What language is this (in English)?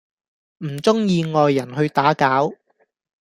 Cantonese